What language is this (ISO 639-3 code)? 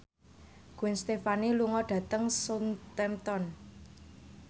jav